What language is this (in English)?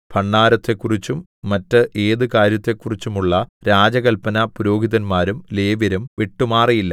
Malayalam